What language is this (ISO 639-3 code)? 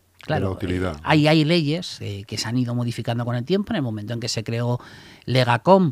spa